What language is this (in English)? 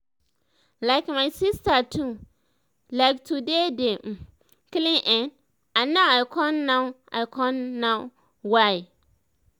Nigerian Pidgin